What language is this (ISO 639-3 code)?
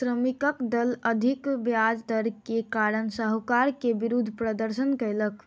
mai